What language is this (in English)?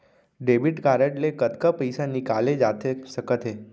Chhattisgarhi